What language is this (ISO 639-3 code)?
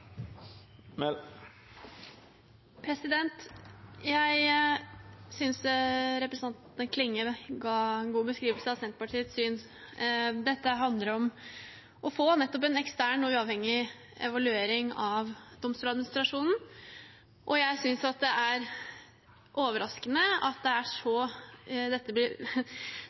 nor